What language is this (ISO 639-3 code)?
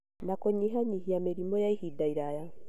kik